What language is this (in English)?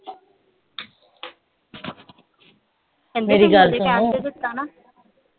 Punjabi